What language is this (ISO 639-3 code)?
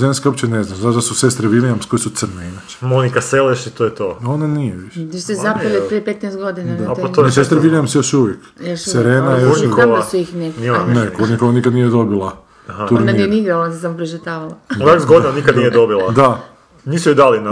hrv